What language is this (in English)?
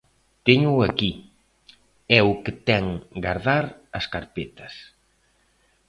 Galician